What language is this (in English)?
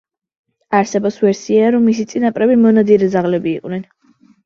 Georgian